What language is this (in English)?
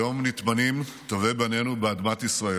Hebrew